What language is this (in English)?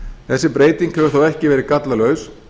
Icelandic